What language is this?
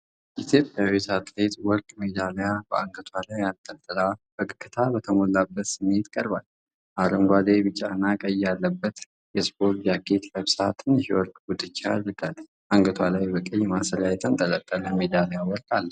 Amharic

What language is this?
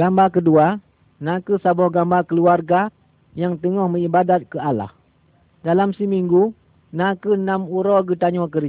Malay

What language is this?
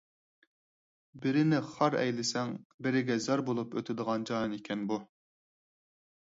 Uyghur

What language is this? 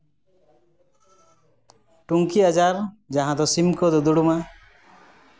Santali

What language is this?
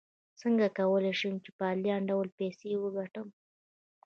Pashto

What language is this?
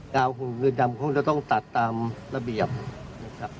Thai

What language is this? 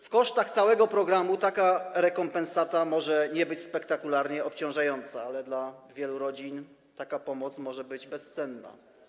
Polish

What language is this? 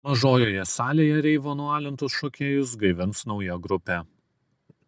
Lithuanian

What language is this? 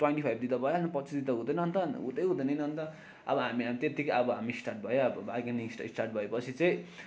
Nepali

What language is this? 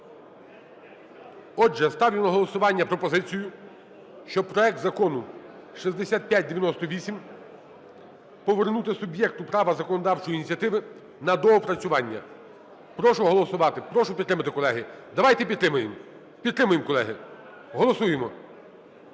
Ukrainian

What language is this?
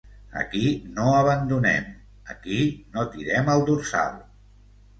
Catalan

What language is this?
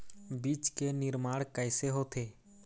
Chhattisgarhi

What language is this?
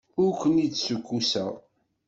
Kabyle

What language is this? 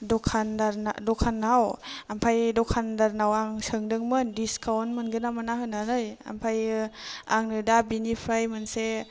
Bodo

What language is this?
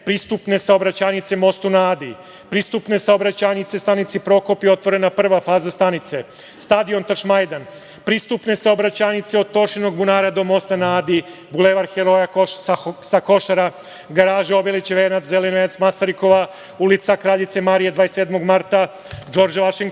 Serbian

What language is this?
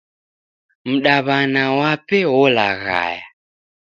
Taita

